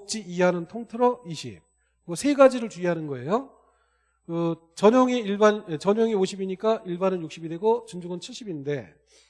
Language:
Korean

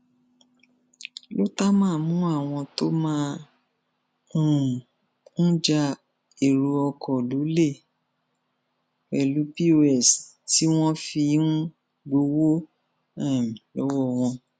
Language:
Yoruba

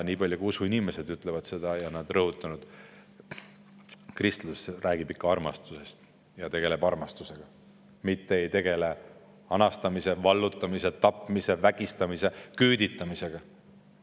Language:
Estonian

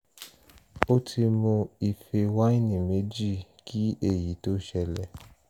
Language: Yoruba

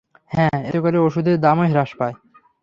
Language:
Bangla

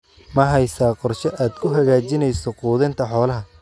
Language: Somali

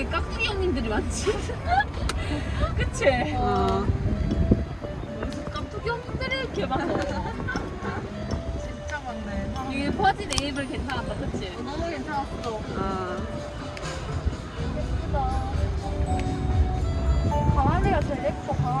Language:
Korean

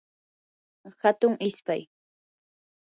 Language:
Yanahuanca Pasco Quechua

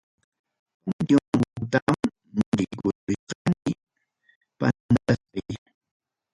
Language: Ayacucho Quechua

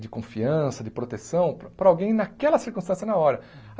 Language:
Portuguese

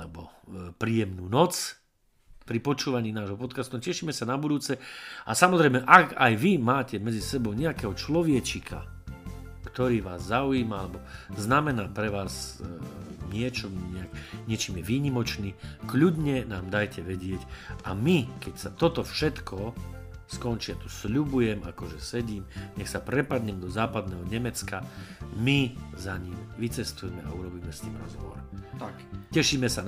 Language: Slovak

